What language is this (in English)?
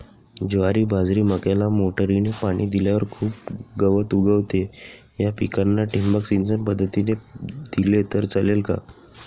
Marathi